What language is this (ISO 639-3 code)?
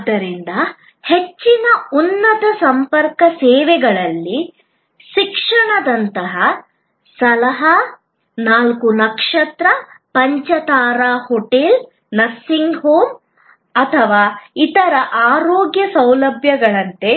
kan